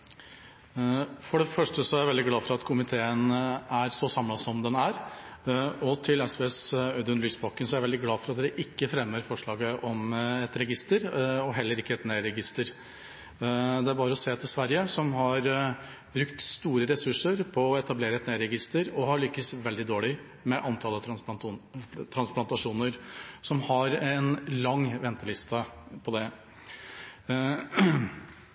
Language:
Norwegian Bokmål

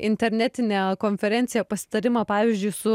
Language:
Lithuanian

